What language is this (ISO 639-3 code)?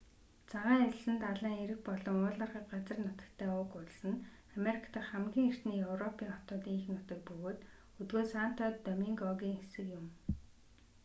mon